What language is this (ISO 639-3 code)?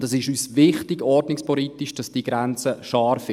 gsw